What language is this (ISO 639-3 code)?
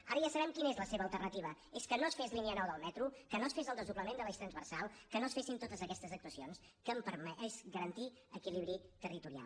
cat